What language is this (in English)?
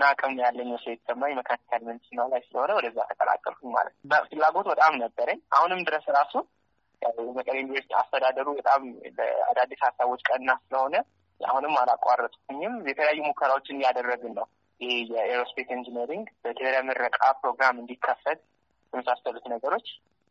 Amharic